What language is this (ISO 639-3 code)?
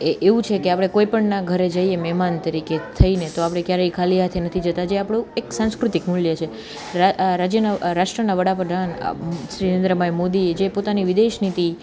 guj